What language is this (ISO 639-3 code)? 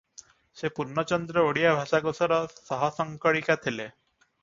ori